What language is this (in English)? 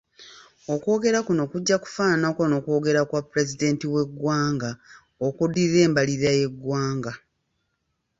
Ganda